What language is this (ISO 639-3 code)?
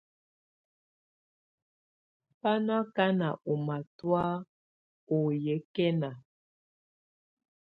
tvu